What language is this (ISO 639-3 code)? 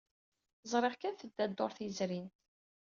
kab